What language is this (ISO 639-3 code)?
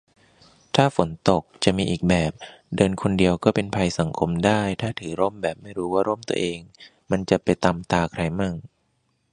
tha